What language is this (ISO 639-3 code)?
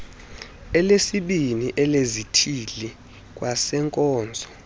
xho